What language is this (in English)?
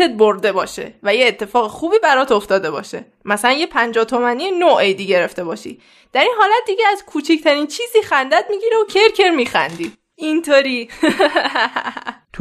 Persian